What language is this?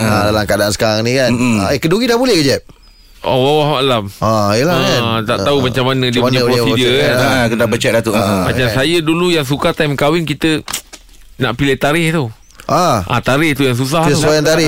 Malay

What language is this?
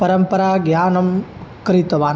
Sanskrit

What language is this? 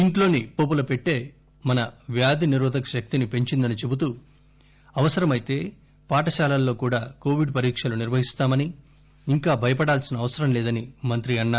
Telugu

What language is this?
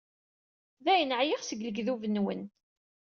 Kabyle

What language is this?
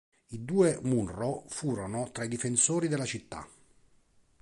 Italian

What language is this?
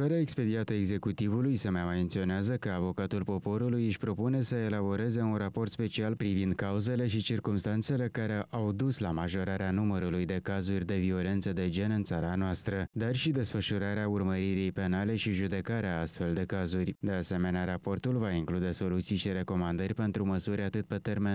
Romanian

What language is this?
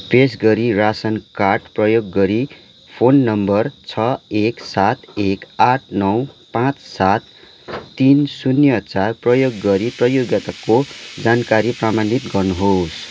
Nepali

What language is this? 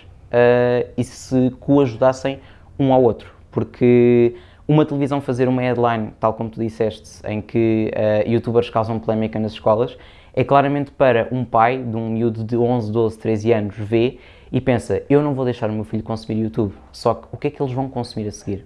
Portuguese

